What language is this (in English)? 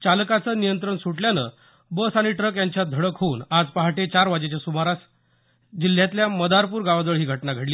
Marathi